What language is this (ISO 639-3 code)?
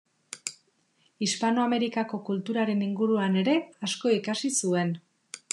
eus